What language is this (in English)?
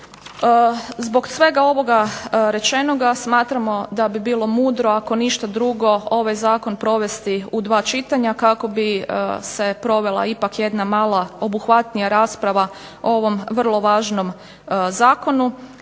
Croatian